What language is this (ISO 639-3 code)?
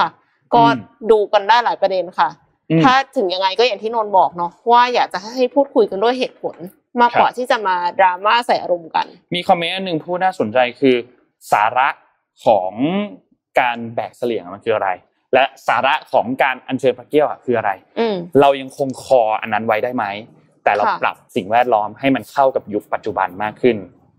tha